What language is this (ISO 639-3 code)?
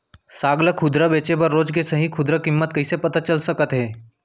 hne